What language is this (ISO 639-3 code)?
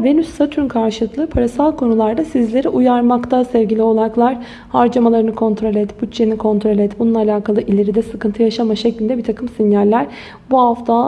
tur